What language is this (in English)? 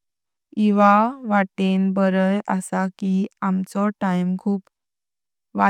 Konkani